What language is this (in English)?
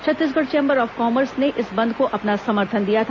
Hindi